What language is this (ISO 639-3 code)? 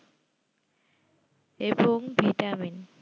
ben